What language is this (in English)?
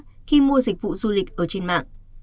Vietnamese